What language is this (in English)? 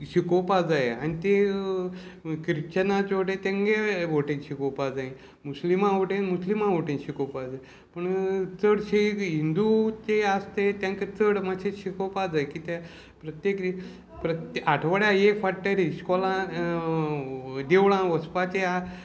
Konkani